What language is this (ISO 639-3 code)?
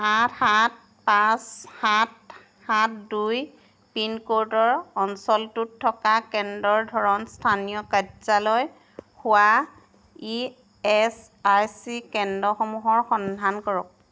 asm